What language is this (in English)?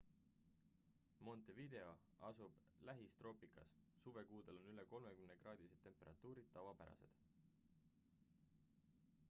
Estonian